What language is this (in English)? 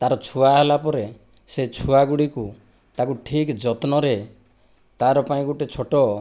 Odia